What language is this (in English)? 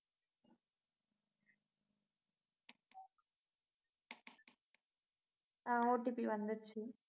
Tamil